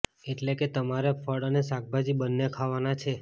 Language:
Gujarati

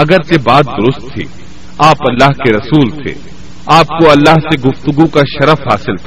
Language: Urdu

